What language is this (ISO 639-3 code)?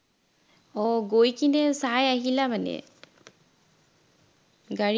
asm